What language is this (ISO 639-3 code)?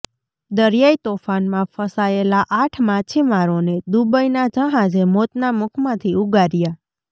guj